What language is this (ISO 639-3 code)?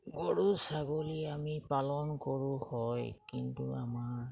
asm